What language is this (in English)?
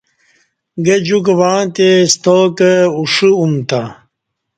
Kati